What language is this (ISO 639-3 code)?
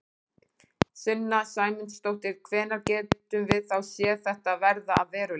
isl